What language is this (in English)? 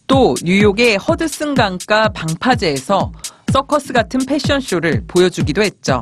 Korean